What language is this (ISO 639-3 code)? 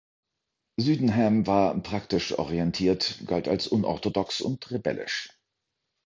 deu